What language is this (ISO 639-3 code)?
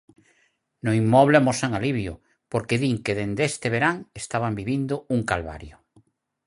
glg